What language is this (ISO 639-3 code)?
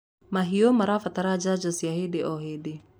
kik